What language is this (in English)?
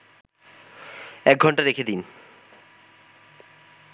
Bangla